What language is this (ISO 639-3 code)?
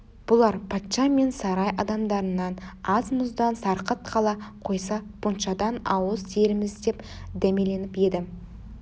kaz